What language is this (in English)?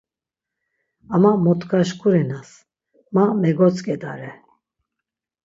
Laz